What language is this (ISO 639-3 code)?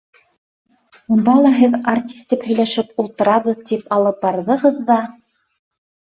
bak